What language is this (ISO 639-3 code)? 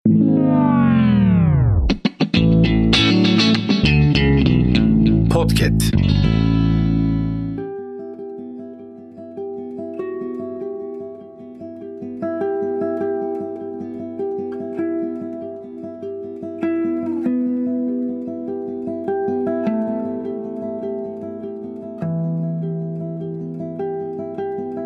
tur